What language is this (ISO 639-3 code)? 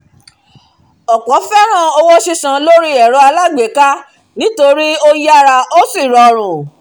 yor